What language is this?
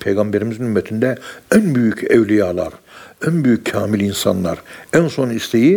Turkish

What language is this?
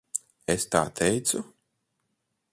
Latvian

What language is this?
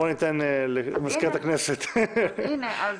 Hebrew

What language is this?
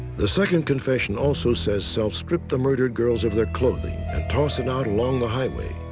English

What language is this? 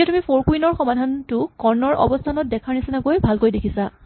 Assamese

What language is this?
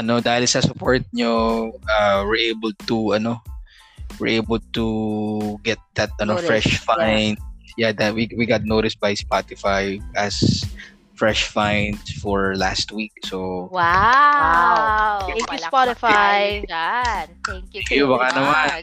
Filipino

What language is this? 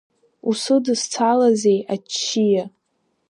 Abkhazian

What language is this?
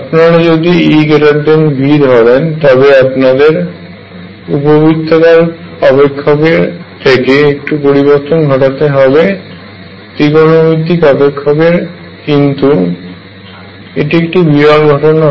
Bangla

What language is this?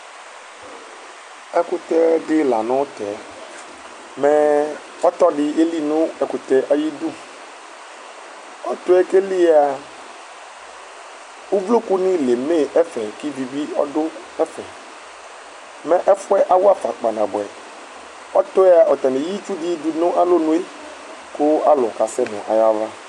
Ikposo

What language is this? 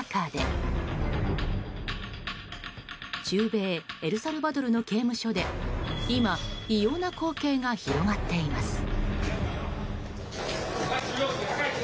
Japanese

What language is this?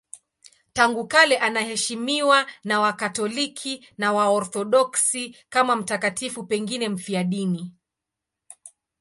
Swahili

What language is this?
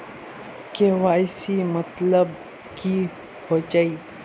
Magahi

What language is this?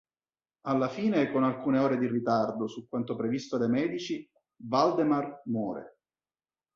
Italian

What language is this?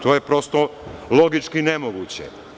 Serbian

